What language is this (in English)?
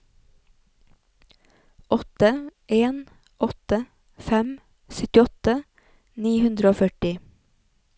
Norwegian